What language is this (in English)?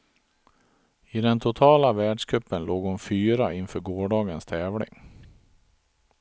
Swedish